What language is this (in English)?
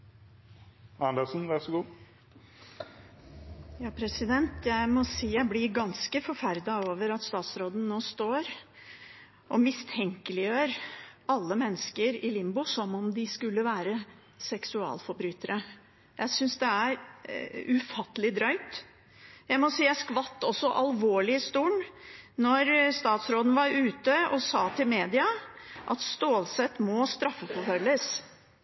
Norwegian Bokmål